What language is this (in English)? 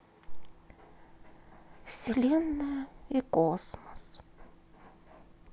Russian